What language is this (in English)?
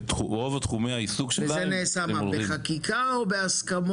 Hebrew